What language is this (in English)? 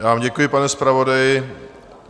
Czech